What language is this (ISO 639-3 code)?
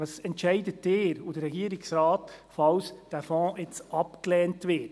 gsw